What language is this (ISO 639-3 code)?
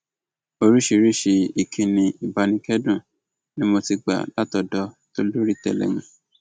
yor